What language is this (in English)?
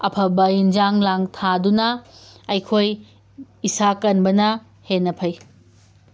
Manipuri